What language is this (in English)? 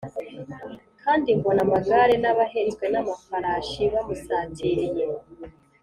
Kinyarwanda